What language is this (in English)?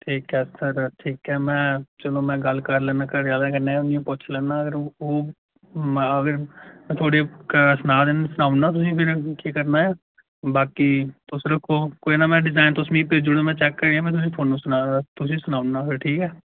Dogri